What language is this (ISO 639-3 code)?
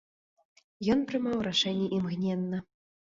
bel